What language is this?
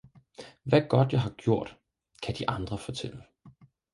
Danish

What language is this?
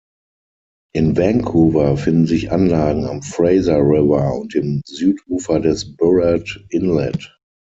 German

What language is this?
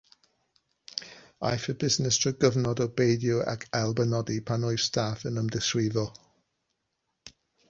Welsh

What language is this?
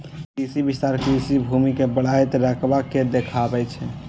Maithili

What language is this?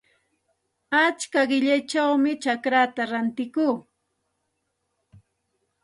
Santa Ana de Tusi Pasco Quechua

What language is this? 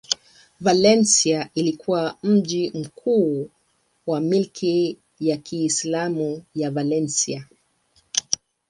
Swahili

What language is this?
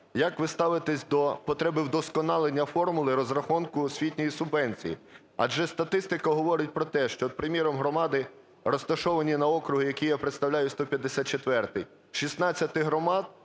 Ukrainian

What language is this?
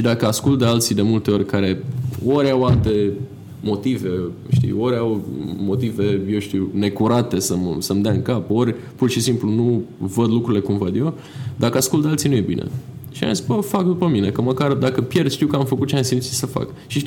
Romanian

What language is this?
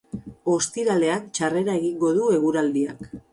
Basque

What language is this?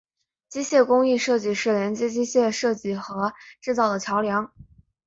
Chinese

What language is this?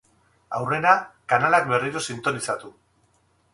Basque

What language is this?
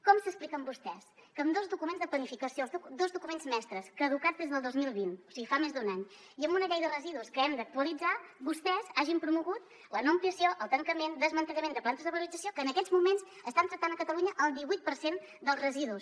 Catalan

